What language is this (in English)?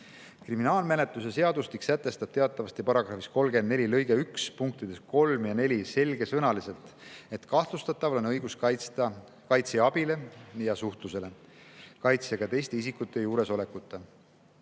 Estonian